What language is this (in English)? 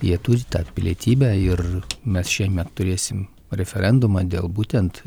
Lithuanian